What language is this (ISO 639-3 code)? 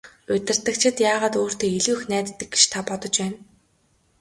mon